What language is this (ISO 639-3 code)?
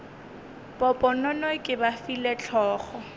nso